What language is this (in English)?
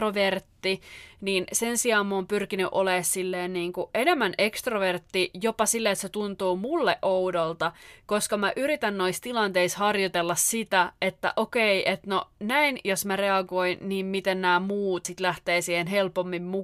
Finnish